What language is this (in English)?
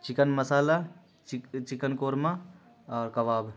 Urdu